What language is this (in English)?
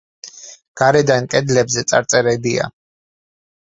Georgian